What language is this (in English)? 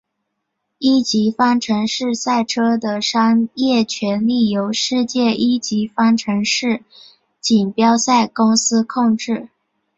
Chinese